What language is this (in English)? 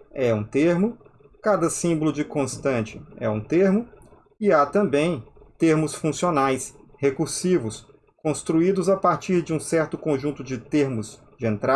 Portuguese